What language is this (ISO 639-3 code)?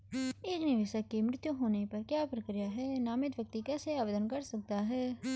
hin